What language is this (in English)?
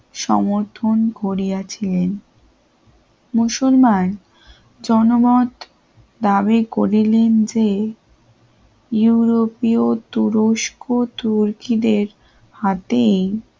Bangla